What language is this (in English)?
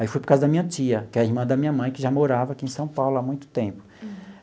Portuguese